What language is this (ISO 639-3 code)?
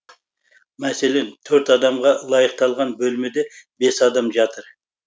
kaz